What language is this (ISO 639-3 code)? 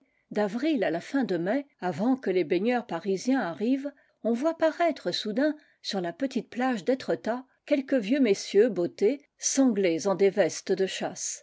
fra